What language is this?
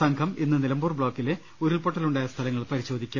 Malayalam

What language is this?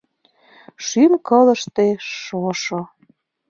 Mari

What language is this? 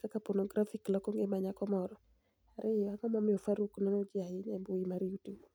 Luo (Kenya and Tanzania)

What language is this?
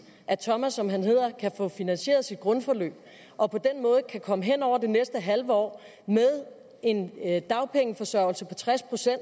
Danish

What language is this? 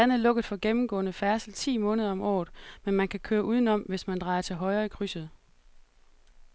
Danish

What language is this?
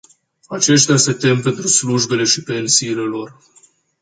Romanian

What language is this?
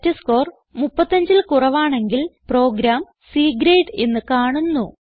Malayalam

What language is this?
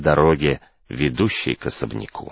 Russian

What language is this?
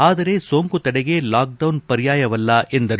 Kannada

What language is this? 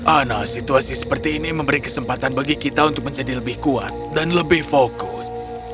Indonesian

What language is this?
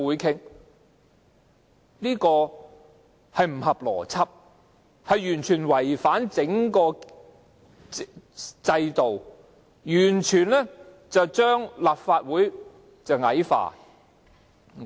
Cantonese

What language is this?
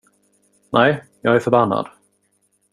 Swedish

